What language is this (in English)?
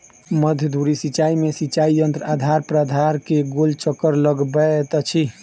Maithili